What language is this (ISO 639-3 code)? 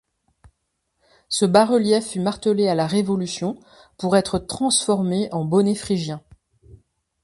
fra